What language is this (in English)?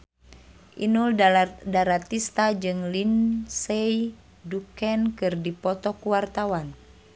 Sundanese